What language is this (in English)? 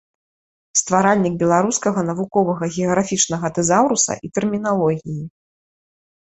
Belarusian